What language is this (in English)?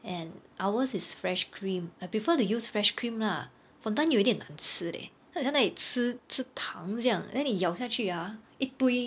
English